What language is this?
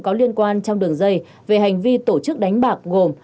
Vietnamese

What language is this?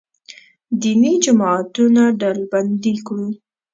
Pashto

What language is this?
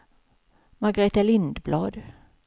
Swedish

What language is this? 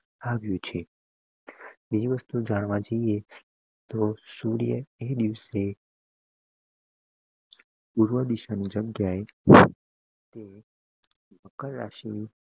Gujarati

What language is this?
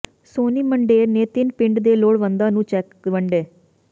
Punjabi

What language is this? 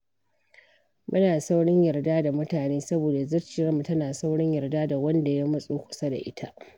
Hausa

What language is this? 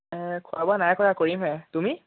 Assamese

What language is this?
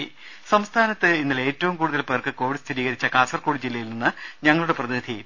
Malayalam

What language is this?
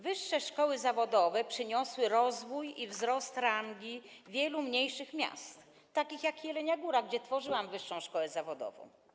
Polish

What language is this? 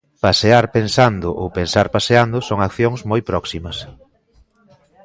Galician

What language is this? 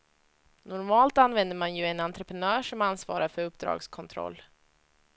Swedish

